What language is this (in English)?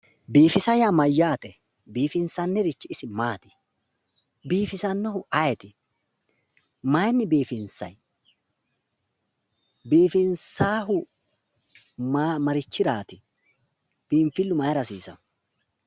Sidamo